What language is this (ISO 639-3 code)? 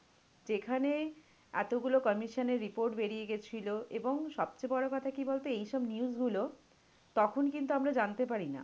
ben